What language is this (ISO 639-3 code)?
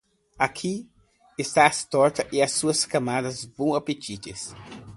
por